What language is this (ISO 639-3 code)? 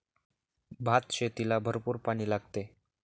mar